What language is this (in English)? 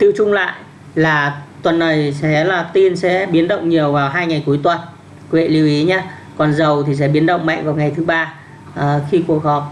Vietnamese